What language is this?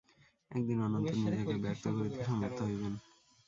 Bangla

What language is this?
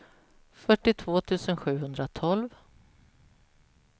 Swedish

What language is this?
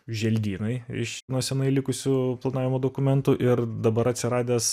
Lithuanian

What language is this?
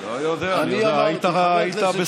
Hebrew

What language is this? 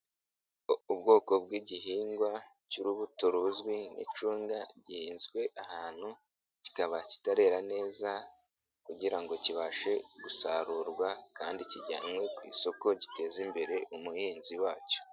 Kinyarwanda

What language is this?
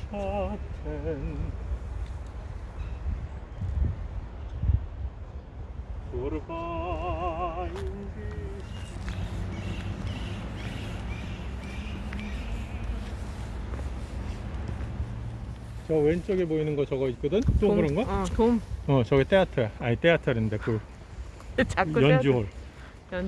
Korean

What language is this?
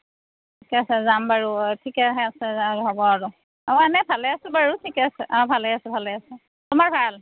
Assamese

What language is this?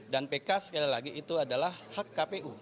Indonesian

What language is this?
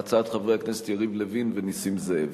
Hebrew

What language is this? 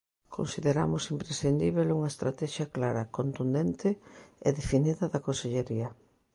Galician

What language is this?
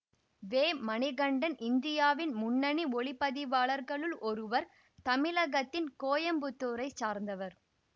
Tamil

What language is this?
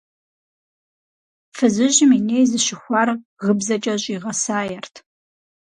Kabardian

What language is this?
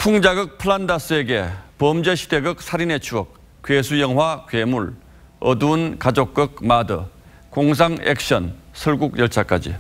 Korean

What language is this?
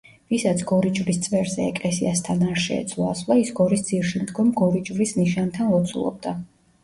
Georgian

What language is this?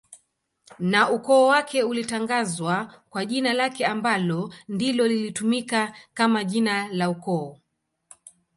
Swahili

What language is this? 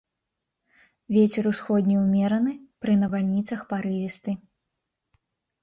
Belarusian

